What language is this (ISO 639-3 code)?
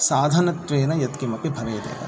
san